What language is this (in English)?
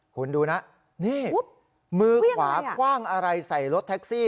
Thai